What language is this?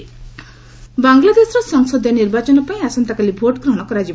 Odia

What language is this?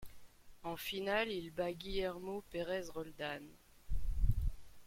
French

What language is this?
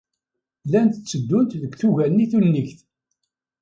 Kabyle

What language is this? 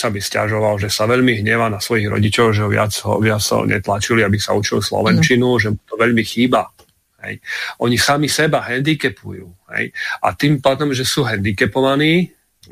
Slovak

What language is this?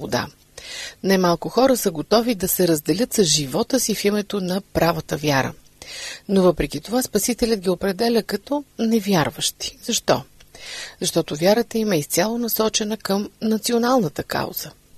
Bulgarian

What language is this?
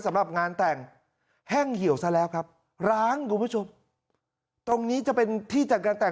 Thai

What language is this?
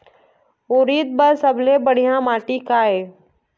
Chhattisgarhi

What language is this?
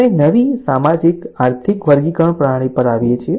Gujarati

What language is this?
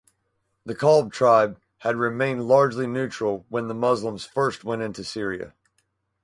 English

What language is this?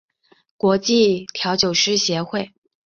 Chinese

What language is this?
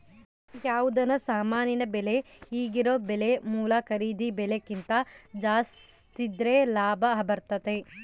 Kannada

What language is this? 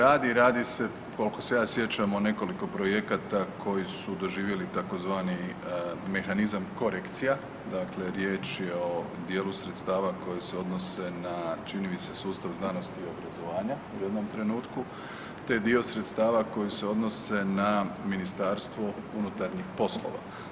Croatian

